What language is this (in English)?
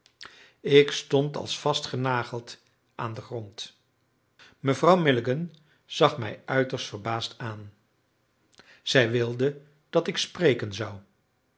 Dutch